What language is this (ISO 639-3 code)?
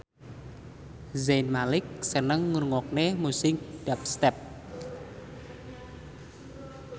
jav